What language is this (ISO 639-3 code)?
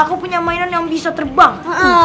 ind